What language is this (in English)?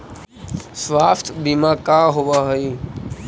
Magahi